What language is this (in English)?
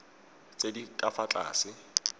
Tswana